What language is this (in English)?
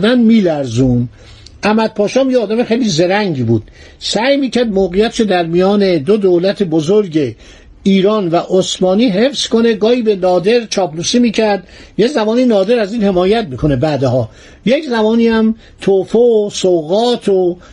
Persian